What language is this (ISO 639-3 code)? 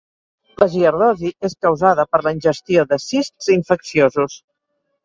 cat